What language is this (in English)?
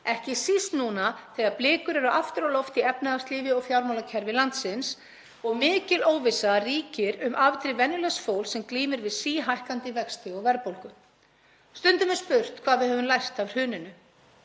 Icelandic